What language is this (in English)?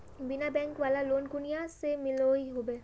Magahi